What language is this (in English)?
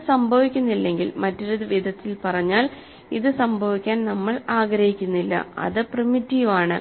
Malayalam